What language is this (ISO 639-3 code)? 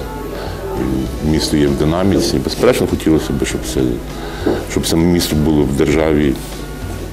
ukr